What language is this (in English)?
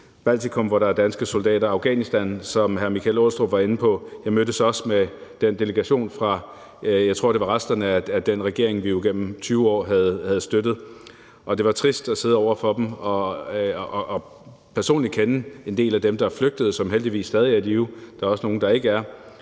Danish